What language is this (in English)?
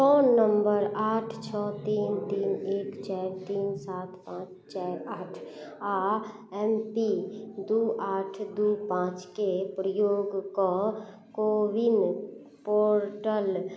Maithili